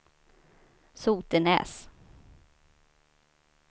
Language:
Swedish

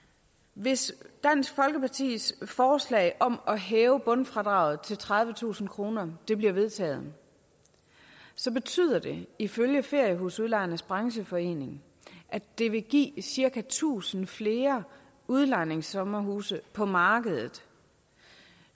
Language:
Danish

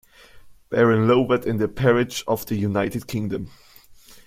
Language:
German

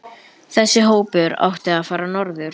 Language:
Icelandic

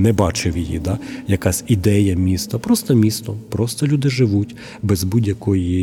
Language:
Ukrainian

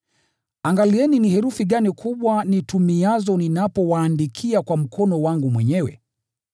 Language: Swahili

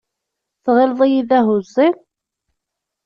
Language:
Kabyle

